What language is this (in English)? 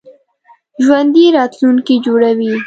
Pashto